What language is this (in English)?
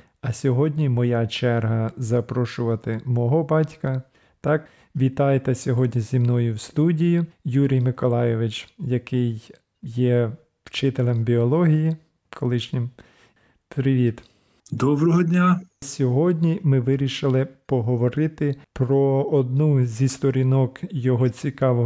Ukrainian